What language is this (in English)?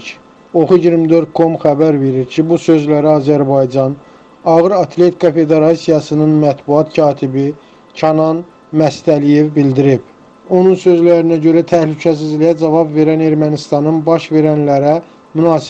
Turkish